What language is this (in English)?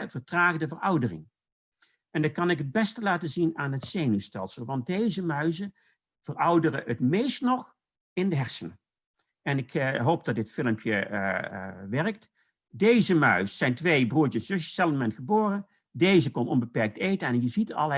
Dutch